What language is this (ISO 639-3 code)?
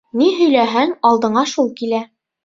bak